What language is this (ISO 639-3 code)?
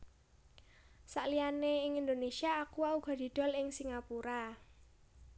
jav